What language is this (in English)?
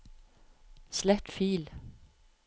Norwegian